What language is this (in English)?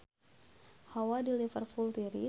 Sundanese